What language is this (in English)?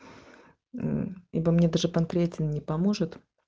Russian